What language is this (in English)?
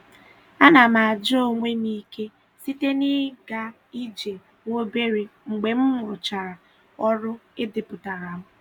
Igbo